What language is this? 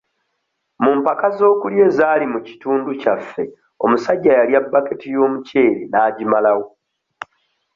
Ganda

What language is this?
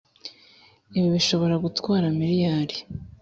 Kinyarwanda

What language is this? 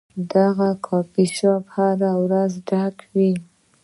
Pashto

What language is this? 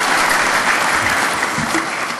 Hebrew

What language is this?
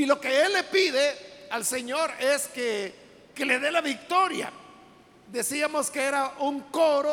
Spanish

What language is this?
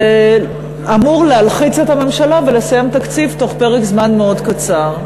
Hebrew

